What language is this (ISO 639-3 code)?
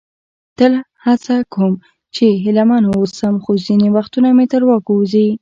pus